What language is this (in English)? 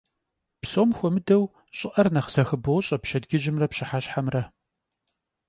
Kabardian